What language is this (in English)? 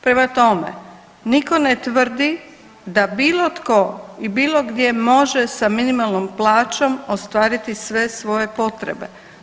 Croatian